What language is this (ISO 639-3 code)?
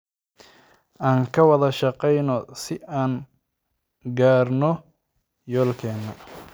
som